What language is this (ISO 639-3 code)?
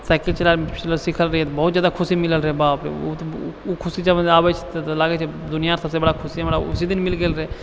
mai